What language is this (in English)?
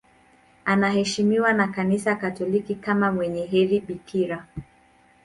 Swahili